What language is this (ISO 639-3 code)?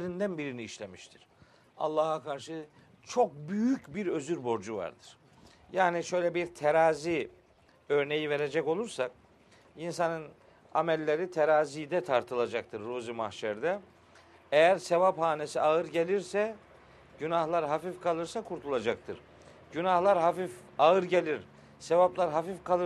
tur